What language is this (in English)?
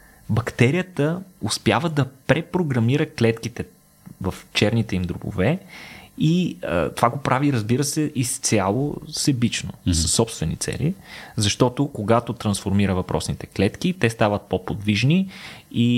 Bulgarian